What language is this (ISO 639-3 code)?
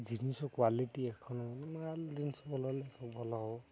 ori